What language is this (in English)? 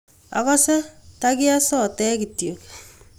Kalenjin